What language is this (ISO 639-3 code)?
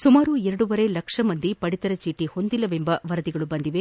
kan